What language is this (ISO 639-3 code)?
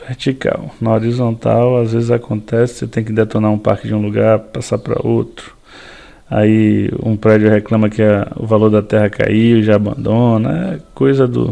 por